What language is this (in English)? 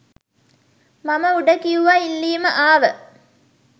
Sinhala